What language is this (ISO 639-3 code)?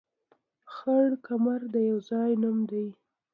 pus